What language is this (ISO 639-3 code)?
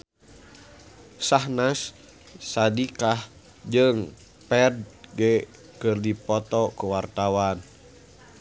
sun